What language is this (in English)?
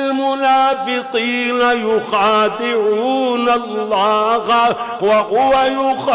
Urdu